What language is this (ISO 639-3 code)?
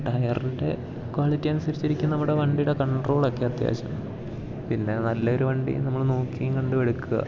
mal